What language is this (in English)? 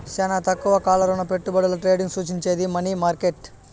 Telugu